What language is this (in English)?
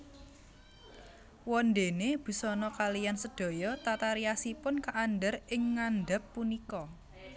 Javanese